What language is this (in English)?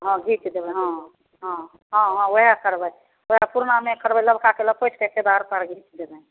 Maithili